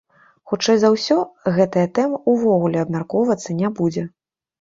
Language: Belarusian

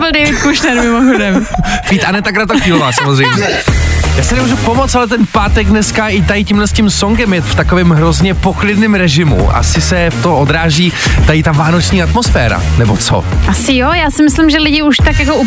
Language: Czech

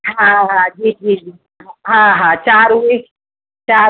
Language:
Sindhi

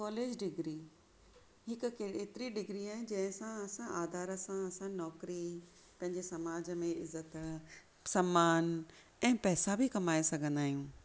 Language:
Sindhi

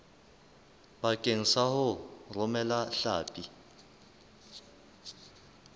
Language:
Southern Sotho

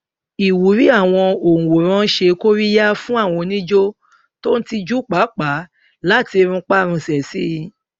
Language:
Yoruba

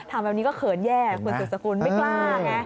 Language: Thai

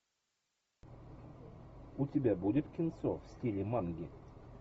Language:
Russian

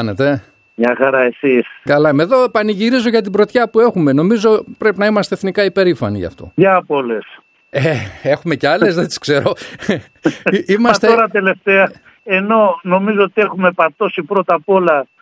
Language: Greek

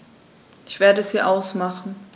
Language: German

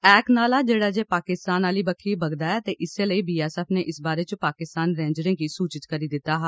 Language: Dogri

